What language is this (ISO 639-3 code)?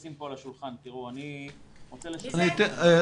heb